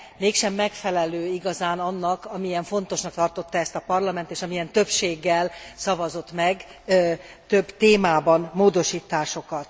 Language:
Hungarian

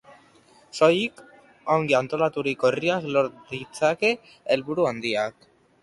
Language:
Basque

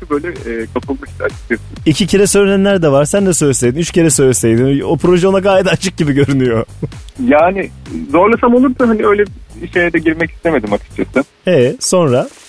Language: Turkish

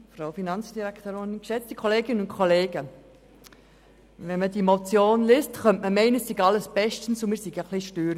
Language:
Swiss German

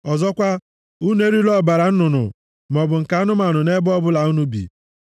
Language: Igbo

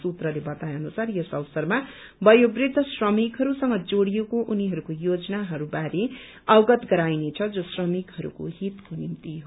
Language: Nepali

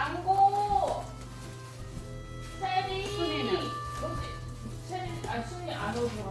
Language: Korean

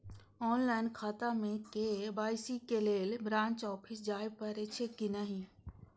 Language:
Maithili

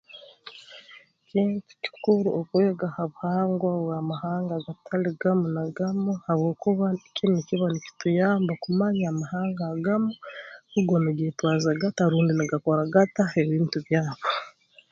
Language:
Tooro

